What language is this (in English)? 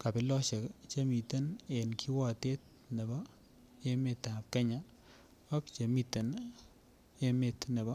Kalenjin